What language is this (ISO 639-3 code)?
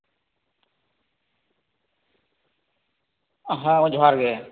sat